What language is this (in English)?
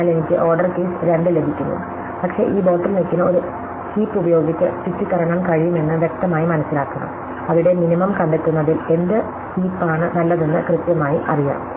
Malayalam